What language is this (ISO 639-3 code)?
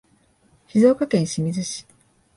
jpn